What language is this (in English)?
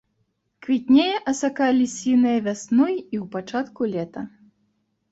Belarusian